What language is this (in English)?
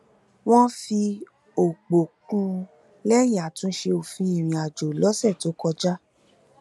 Yoruba